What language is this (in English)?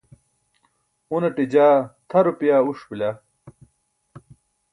Burushaski